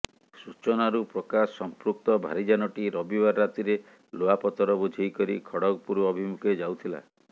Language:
Odia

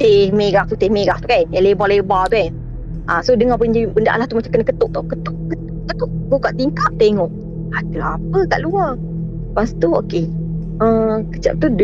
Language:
Malay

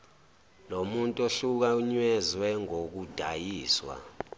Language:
Zulu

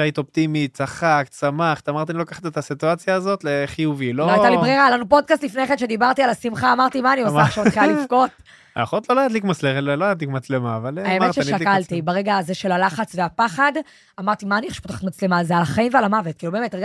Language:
Hebrew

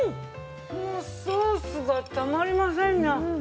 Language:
Japanese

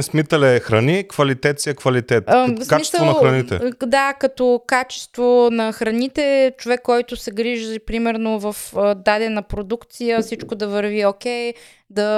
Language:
Bulgarian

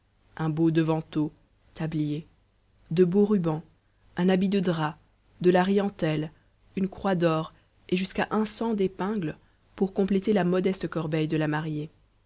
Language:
French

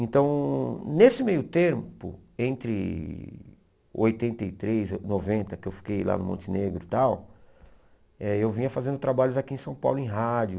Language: Portuguese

